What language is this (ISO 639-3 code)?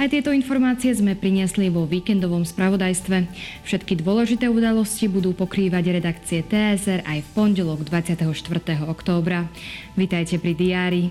slk